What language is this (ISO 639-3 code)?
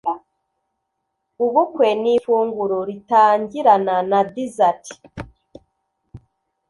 kin